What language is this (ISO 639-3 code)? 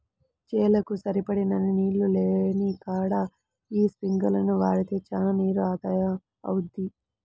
tel